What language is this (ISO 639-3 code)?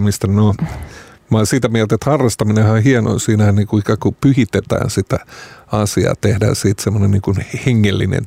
fin